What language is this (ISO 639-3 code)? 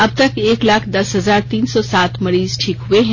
hin